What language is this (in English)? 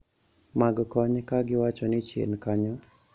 Luo (Kenya and Tanzania)